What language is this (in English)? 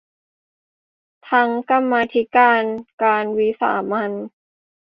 Thai